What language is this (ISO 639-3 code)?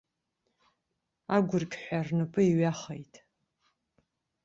abk